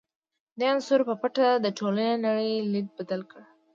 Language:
Pashto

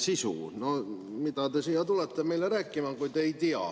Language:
Estonian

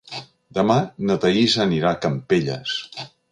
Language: Catalan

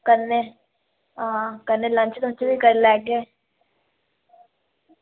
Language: Dogri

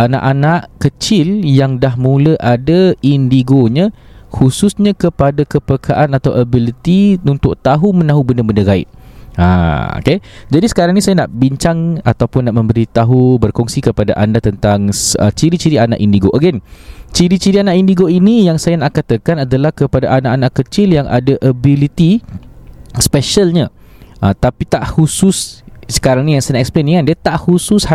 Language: Malay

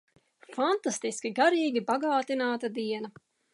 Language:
Latvian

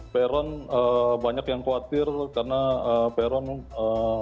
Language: Indonesian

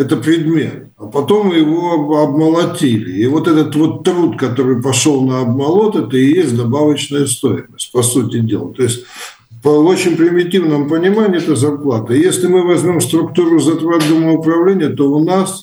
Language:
Russian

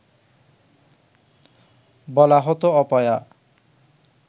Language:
Bangla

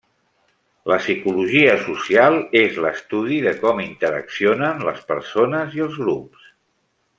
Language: Catalan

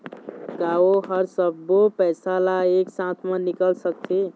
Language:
Chhattisgarhi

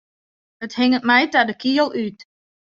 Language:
Western Frisian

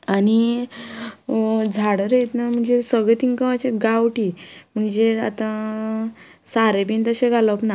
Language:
Konkani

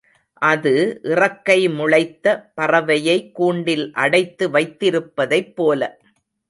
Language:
Tamil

